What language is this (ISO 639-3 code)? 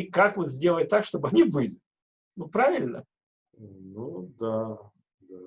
rus